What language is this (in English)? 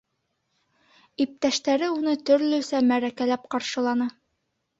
Bashkir